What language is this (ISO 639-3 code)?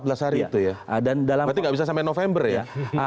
ind